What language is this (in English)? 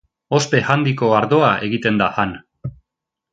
Basque